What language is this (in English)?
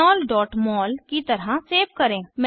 Hindi